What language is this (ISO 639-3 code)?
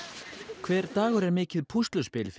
isl